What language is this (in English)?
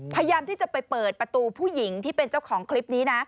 Thai